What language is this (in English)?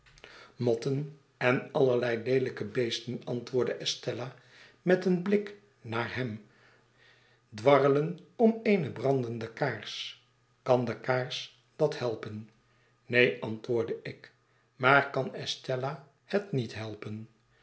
Dutch